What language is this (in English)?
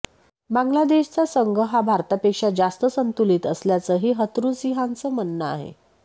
Marathi